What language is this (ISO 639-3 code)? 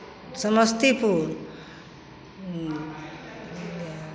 mai